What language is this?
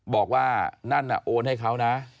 Thai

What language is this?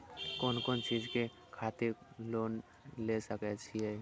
Maithili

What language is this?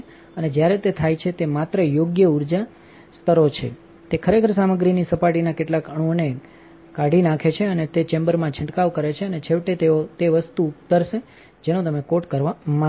Gujarati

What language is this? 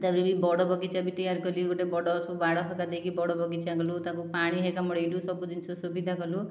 Odia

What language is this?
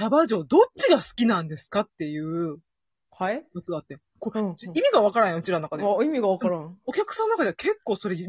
Japanese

